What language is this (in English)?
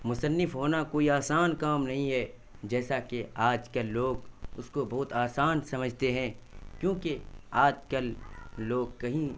Urdu